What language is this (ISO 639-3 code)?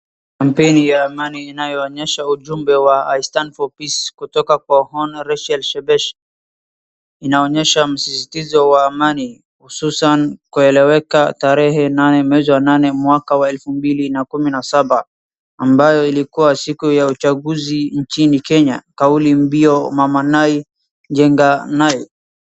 swa